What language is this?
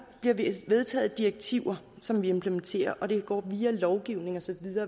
Danish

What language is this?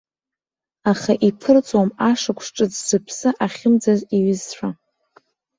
Abkhazian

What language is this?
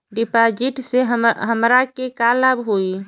Bhojpuri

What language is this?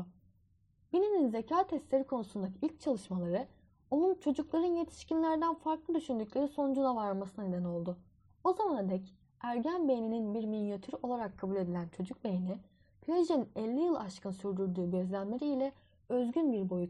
Turkish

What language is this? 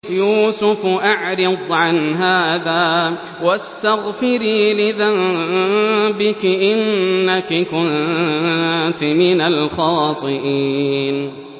Arabic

